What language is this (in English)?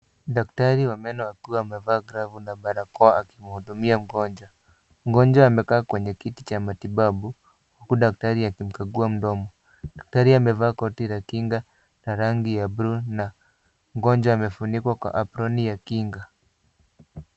Swahili